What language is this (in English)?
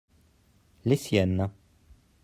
French